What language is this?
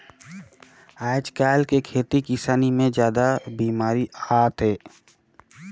Chhattisgarhi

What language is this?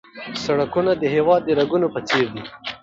Pashto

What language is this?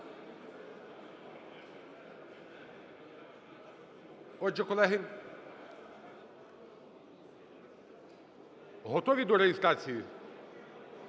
Ukrainian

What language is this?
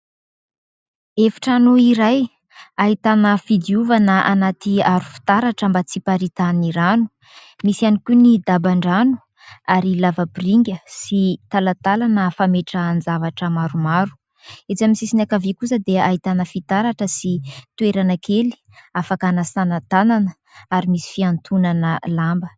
Malagasy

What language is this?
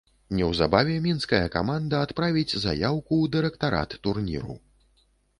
Belarusian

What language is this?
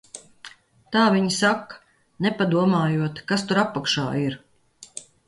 Latvian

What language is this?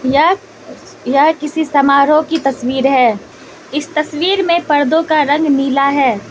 Hindi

